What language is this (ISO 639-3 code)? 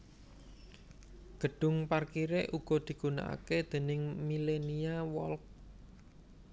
jav